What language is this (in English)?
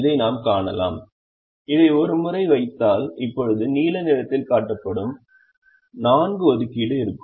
Tamil